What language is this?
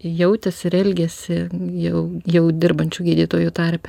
Lithuanian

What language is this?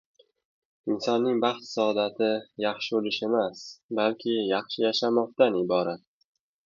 Uzbek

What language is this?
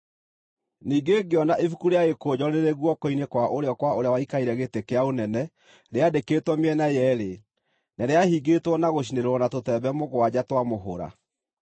Kikuyu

